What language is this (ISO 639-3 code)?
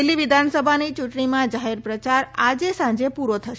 guj